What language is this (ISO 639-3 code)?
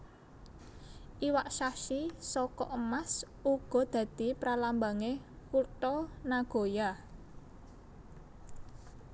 jav